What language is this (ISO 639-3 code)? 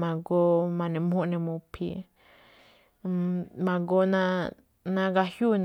tcf